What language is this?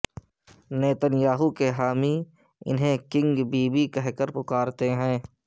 Urdu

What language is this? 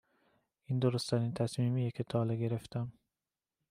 Persian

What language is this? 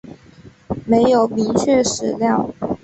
Chinese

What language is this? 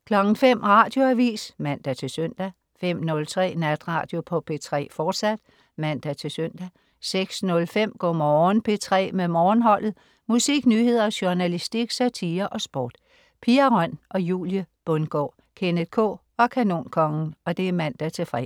Danish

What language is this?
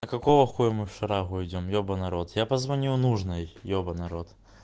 Russian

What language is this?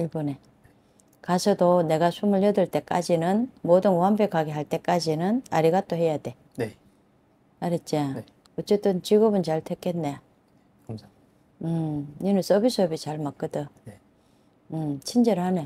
Korean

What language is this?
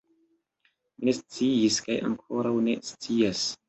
Esperanto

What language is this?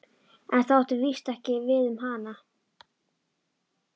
Icelandic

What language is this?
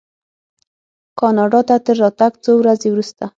Pashto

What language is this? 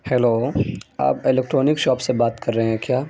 Urdu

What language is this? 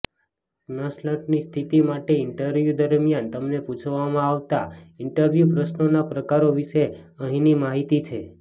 Gujarati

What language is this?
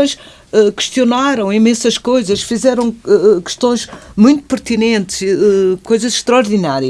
Portuguese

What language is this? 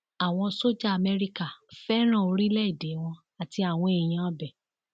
Yoruba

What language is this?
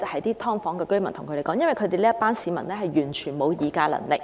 Cantonese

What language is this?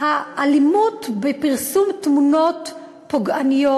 Hebrew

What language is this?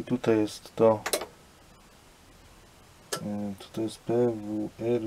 Polish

